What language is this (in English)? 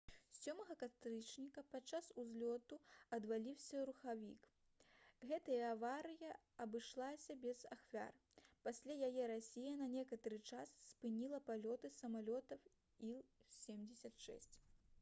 Belarusian